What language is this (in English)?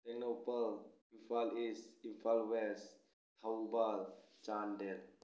Manipuri